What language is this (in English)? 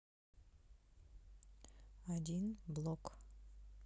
Russian